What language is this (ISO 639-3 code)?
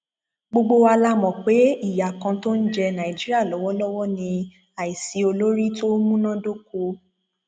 yor